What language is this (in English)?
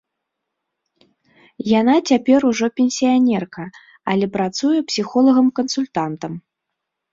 Belarusian